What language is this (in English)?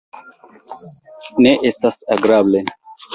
Esperanto